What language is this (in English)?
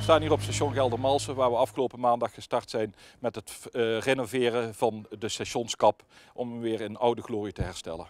Dutch